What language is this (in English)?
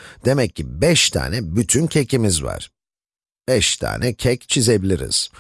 Turkish